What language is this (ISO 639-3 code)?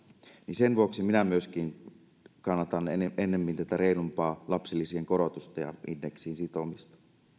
fin